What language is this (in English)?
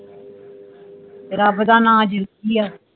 Punjabi